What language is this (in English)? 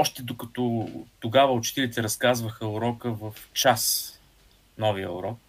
Bulgarian